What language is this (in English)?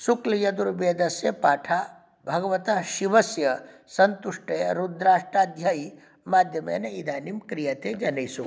Sanskrit